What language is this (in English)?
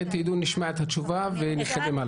Hebrew